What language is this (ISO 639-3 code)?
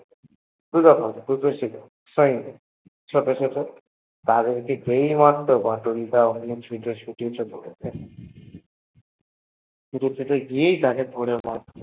ben